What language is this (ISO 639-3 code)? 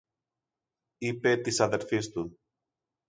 ell